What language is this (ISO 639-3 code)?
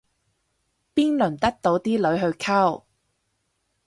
yue